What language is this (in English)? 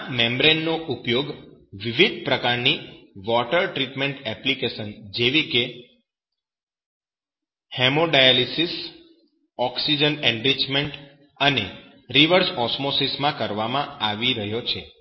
Gujarati